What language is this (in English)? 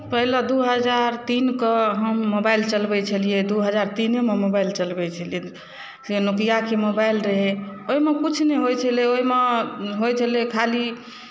Maithili